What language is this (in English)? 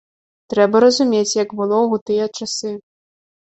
Belarusian